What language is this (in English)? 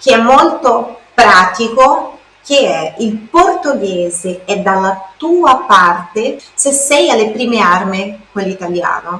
Italian